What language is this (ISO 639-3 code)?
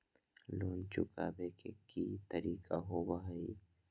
mag